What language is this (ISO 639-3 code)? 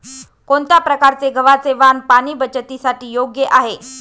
mar